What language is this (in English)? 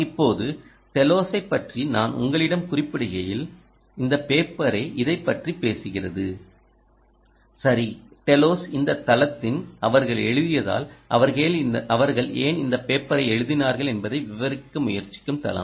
Tamil